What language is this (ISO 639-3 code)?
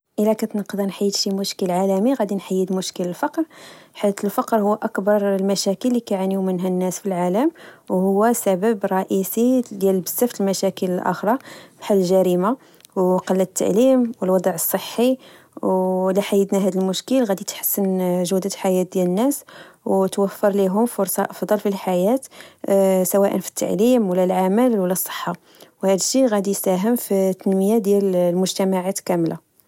ary